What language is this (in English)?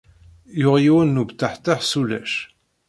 Kabyle